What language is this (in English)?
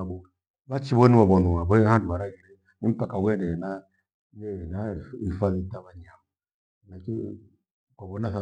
Gweno